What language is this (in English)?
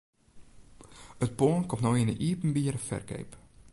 Western Frisian